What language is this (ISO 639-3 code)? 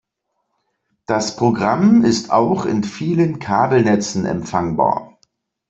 deu